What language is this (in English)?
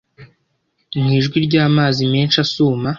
Kinyarwanda